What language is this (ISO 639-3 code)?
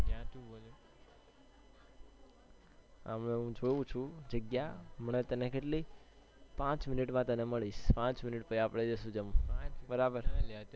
guj